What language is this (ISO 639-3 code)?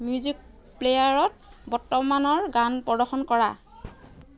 asm